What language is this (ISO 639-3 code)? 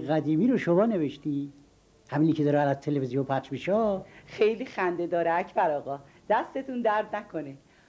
fas